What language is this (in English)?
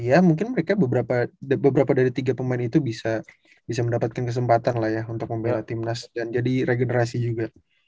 Indonesian